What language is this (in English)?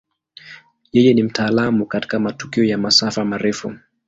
Swahili